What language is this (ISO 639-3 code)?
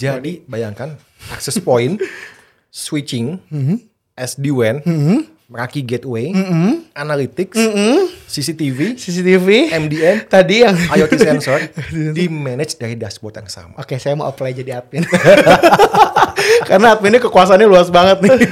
ind